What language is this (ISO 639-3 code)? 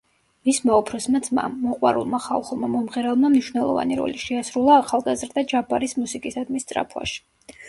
kat